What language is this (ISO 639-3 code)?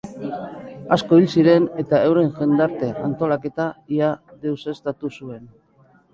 eus